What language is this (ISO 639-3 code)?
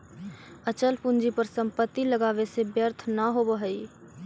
mag